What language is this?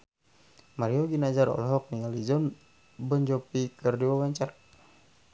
Sundanese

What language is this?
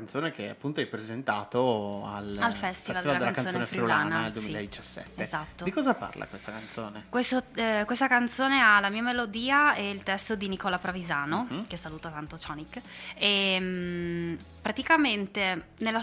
Italian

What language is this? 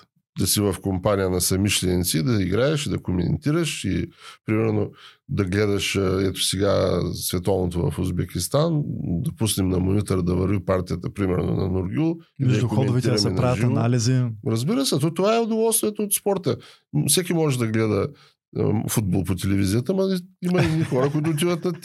Bulgarian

